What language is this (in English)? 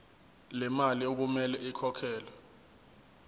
Zulu